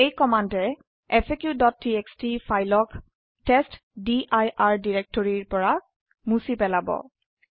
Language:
Assamese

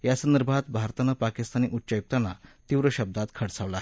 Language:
Marathi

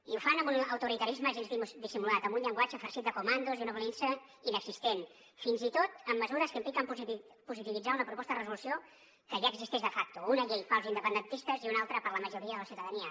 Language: Catalan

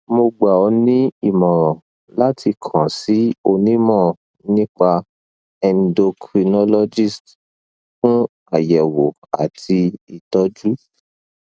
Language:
Yoruba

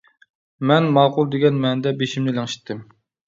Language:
Uyghur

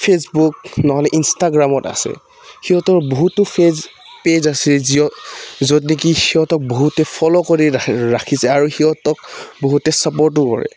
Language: Assamese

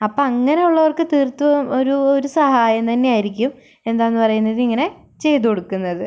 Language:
Malayalam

